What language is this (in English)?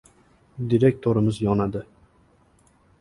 Uzbek